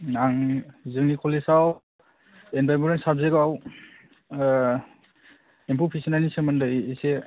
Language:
Bodo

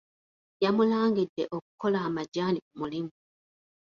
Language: Ganda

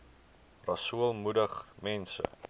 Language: Afrikaans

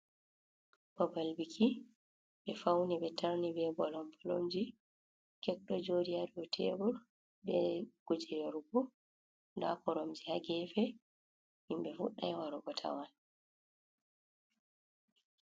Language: Fula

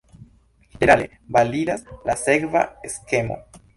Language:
Esperanto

